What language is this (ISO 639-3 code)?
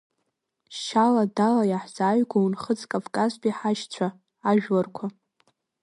abk